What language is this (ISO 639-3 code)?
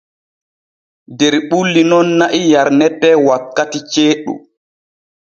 fue